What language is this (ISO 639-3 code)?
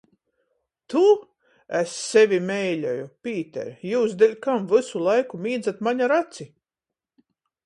ltg